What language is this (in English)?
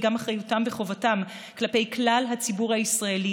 Hebrew